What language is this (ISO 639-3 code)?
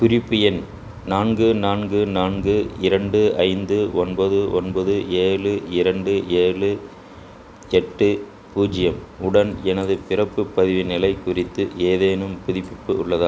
tam